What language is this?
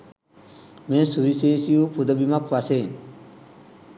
Sinhala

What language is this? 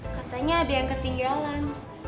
Indonesian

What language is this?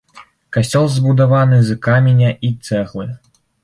Belarusian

